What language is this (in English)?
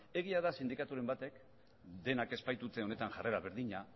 Basque